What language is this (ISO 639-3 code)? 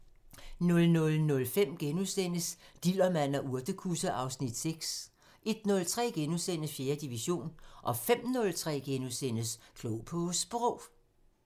dan